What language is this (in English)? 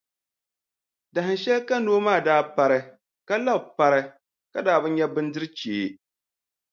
Dagbani